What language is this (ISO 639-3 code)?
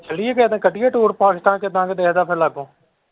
pan